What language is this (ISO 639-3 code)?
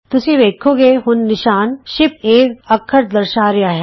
pan